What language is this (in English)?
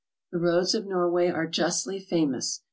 English